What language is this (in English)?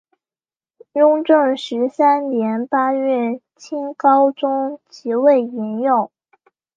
Chinese